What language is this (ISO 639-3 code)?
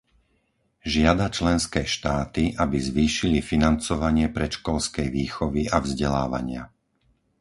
slk